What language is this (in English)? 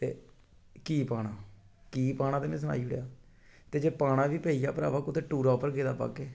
Dogri